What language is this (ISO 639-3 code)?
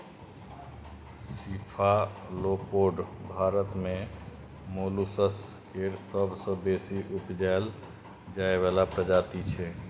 mai